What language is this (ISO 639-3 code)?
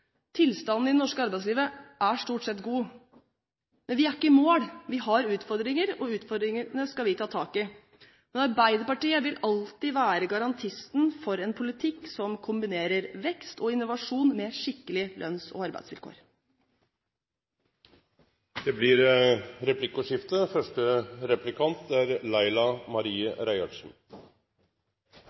nor